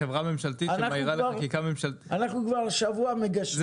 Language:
Hebrew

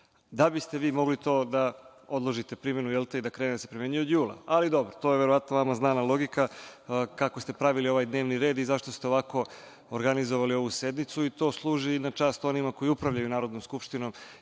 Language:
Serbian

